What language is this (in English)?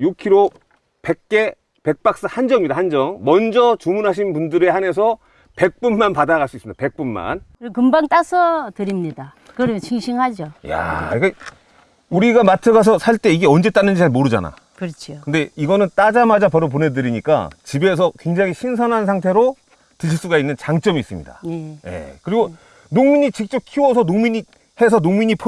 Korean